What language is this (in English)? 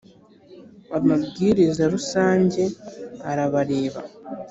Kinyarwanda